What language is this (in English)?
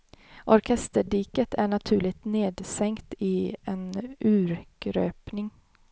Swedish